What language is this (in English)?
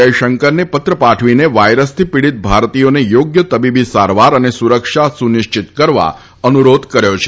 Gujarati